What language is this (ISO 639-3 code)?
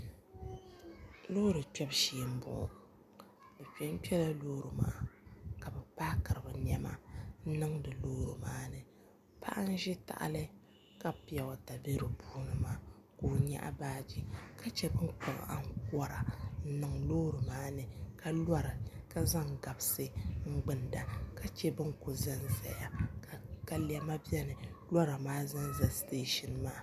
dag